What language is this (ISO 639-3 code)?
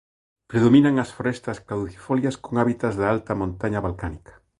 glg